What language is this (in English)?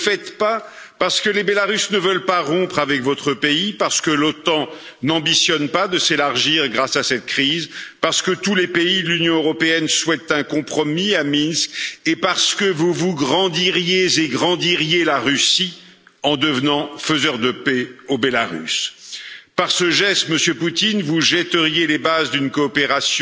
French